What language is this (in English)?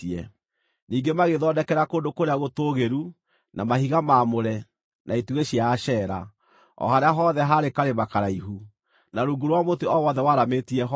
Kikuyu